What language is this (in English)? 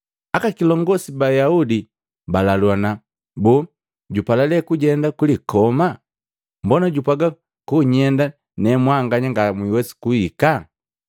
Matengo